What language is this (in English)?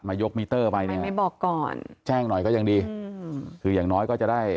Thai